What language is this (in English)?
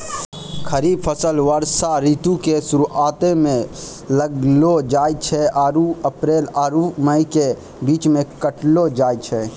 Maithili